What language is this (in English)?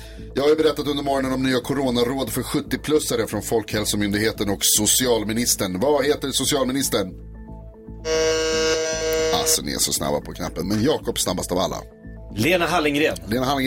Swedish